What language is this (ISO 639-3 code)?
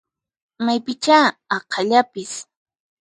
qxp